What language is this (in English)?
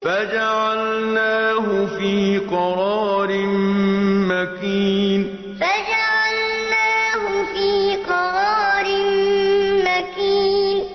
Arabic